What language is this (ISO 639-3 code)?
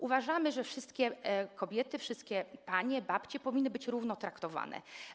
pol